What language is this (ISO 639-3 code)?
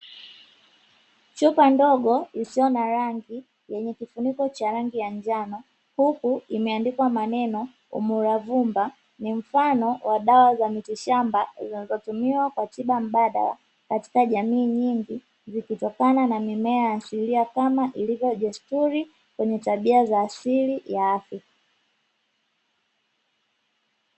swa